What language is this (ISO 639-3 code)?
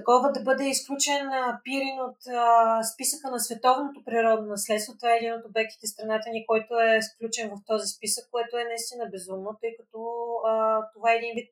bul